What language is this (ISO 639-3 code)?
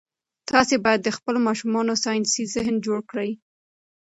pus